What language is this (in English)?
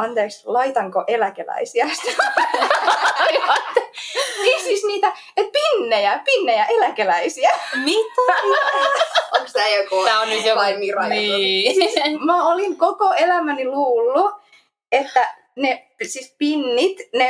Finnish